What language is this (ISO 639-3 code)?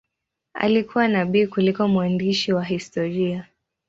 swa